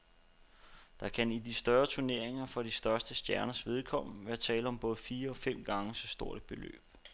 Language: Danish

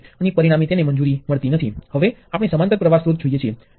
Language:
Gujarati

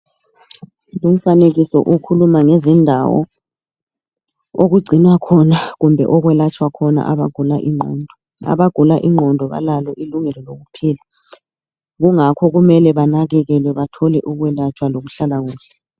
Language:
North Ndebele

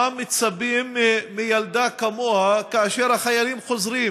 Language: Hebrew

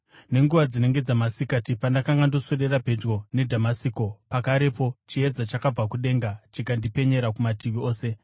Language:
Shona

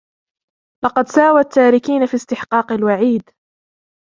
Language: Arabic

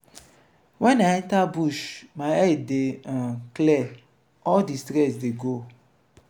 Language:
Nigerian Pidgin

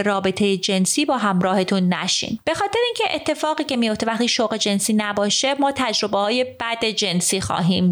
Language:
Persian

